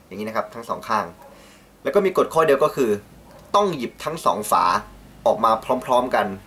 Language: Thai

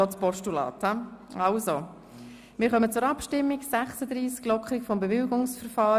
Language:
Swiss German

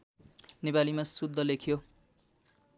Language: Nepali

